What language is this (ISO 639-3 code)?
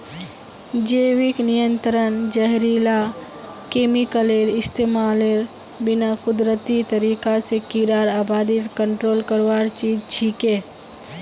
mag